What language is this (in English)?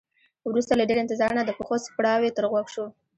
Pashto